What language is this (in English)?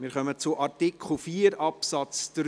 Swiss German